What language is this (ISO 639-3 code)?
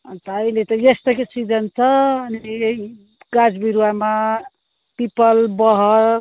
nep